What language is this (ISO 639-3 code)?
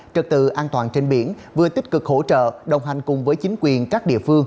vie